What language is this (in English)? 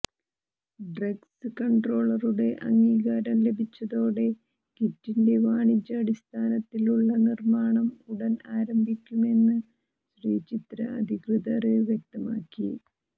Malayalam